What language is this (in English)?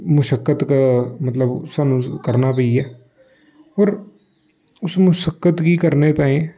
Dogri